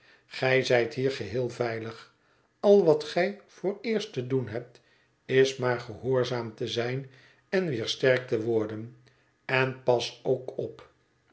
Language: Dutch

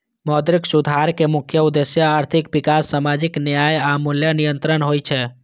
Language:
Maithili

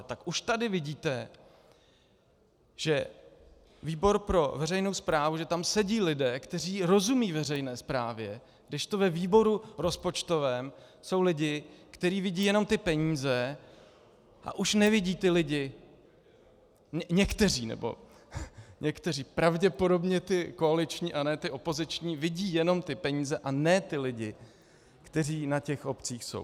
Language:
Czech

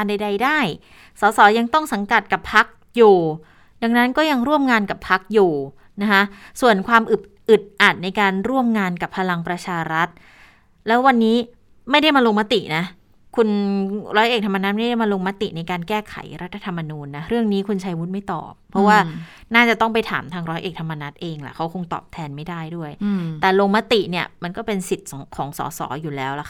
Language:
Thai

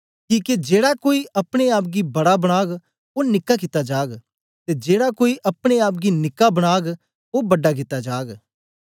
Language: Dogri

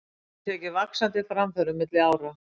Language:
Icelandic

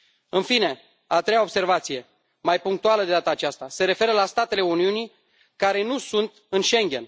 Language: Romanian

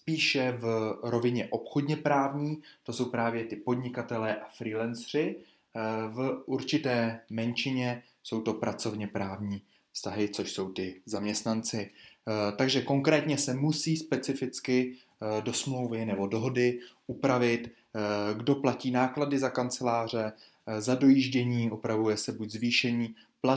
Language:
Czech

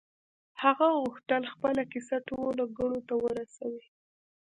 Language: Pashto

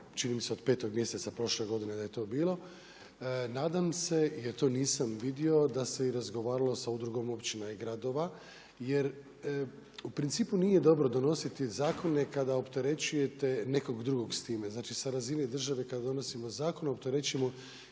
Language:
Croatian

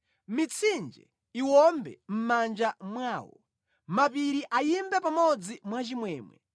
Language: Nyanja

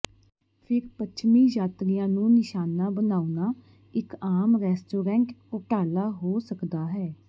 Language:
Punjabi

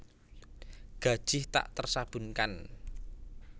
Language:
Javanese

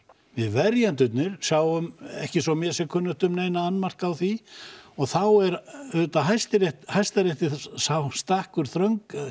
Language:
Icelandic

